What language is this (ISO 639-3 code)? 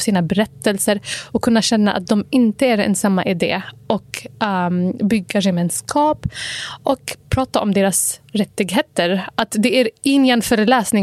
swe